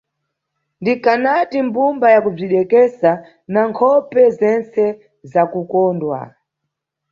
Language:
Nyungwe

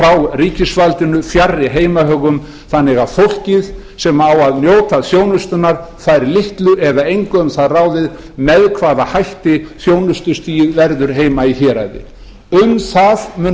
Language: Icelandic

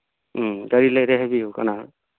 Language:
Manipuri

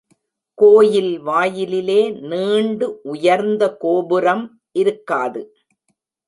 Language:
Tamil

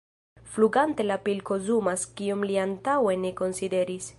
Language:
Esperanto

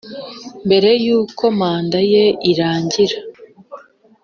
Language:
Kinyarwanda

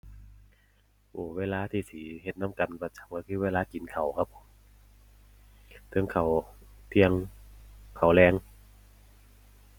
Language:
Thai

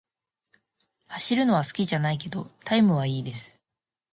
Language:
Japanese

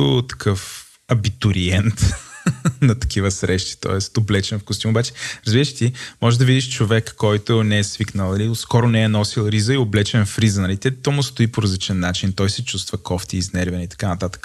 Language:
Bulgarian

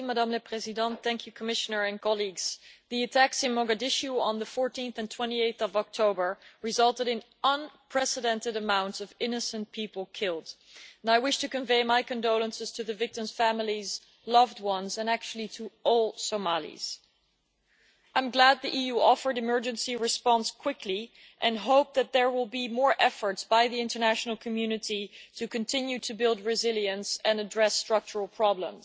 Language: English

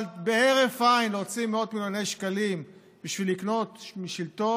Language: Hebrew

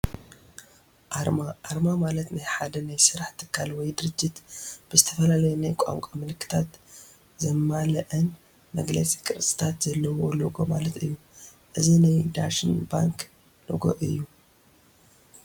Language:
Tigrinya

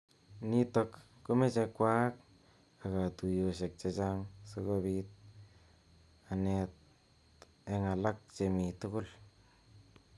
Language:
Kalenjin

